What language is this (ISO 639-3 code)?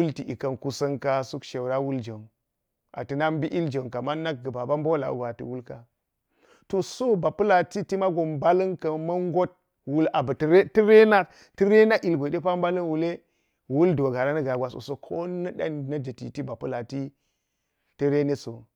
gyz